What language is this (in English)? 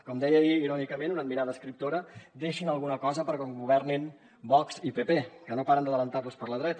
Catalan